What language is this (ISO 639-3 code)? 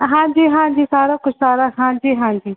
pan